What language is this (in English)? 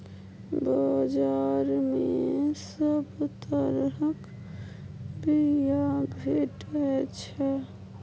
Maithili